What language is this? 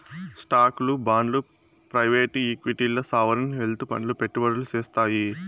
Telugu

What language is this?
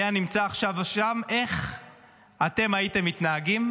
Hebrew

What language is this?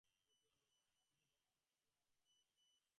Bangla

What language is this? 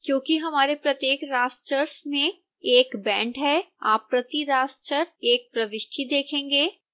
Hindi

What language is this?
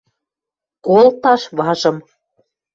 Western Mari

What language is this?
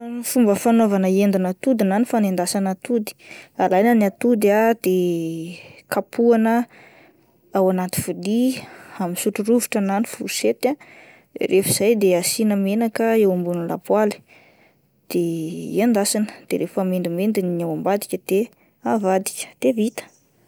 Malagasy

